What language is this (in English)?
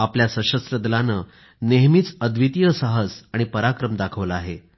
Marathi